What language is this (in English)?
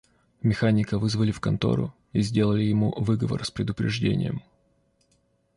Russian